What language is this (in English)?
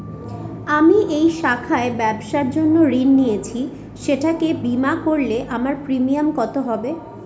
Bangla